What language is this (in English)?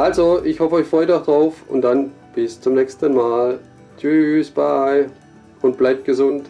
German